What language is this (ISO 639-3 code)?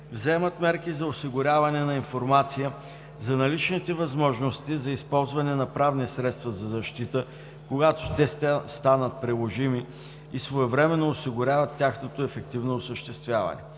bul